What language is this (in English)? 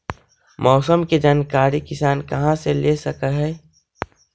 Magahi